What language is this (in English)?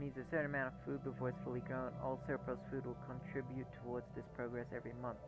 English